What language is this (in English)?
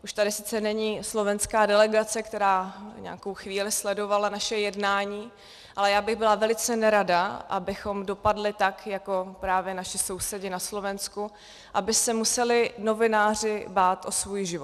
Czech